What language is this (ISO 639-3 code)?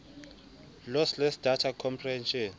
sot